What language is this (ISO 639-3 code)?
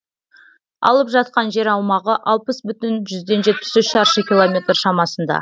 kaz